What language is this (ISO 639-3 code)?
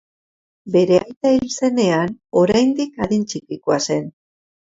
eus